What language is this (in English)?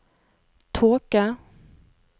Norwegian